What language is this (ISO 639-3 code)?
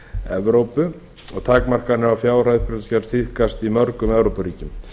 isl